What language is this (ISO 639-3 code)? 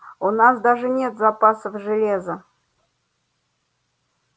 rus